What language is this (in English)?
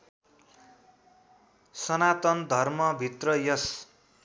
Nepali